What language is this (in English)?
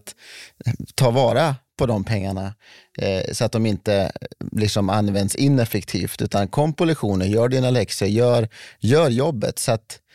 Swedish